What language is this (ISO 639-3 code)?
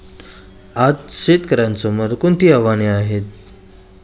mar